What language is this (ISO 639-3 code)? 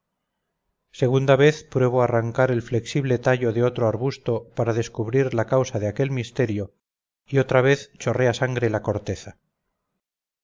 spa